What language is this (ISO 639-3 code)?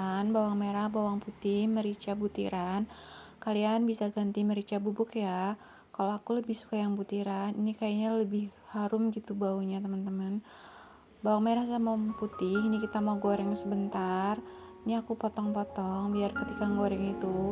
ind